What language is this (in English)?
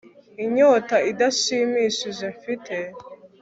Kinyarwanda